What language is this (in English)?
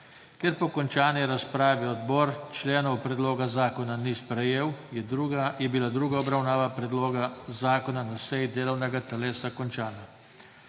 Slovenian